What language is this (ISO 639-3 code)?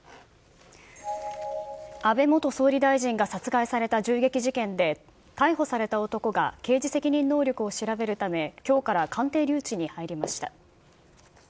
jpn